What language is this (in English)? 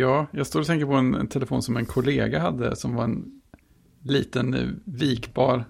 Swedish